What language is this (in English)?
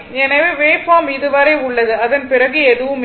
Tamil